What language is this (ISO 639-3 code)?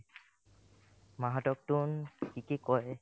asm